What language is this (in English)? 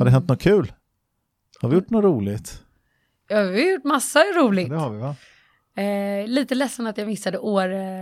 Swedish